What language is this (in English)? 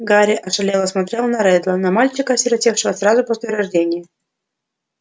Russian